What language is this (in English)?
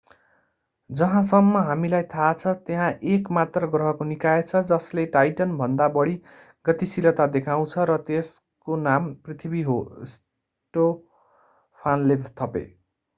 Nepali